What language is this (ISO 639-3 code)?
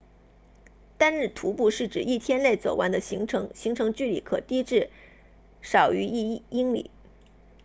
zho